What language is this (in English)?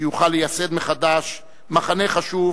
Hebrew